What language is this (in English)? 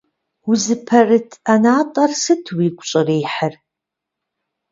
Kabardian